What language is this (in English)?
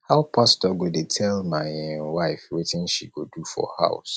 Nigerian Pidgin